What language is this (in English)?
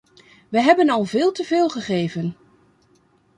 Dutch